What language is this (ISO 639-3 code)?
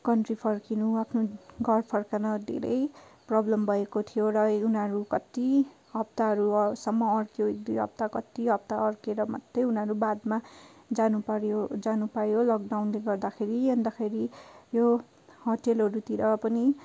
nep